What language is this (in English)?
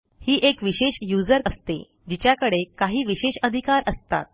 Marathi